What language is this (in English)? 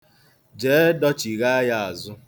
Igbo